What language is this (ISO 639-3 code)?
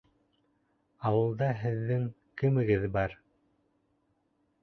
bak